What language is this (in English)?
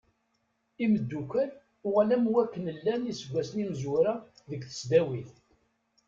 Kabyle